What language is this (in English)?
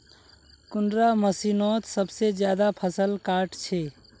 Magahi